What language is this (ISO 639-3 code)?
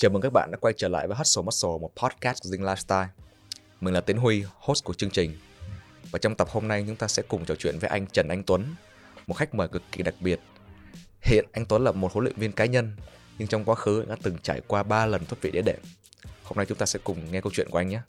vie